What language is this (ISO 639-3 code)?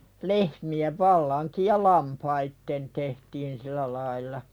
fin